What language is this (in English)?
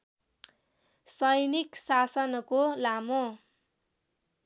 Nepali